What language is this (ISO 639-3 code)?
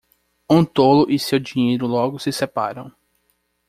por